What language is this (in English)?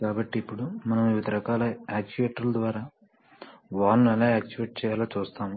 Telugu